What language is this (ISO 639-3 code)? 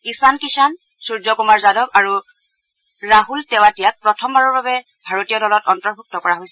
asm